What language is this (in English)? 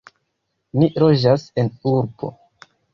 Esperanto